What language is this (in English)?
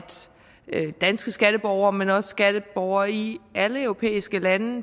Danish